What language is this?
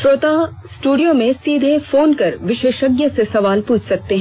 Hindi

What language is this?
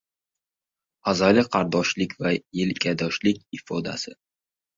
Uzbek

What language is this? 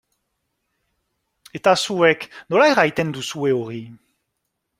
Basque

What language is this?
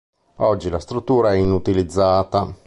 Italian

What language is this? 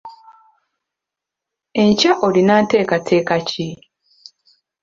Ganda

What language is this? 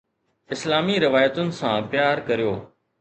Sindhi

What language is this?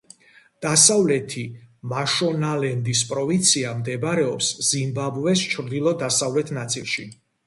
Georgian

